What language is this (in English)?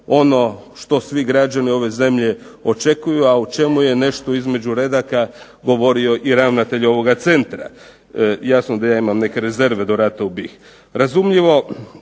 Croatian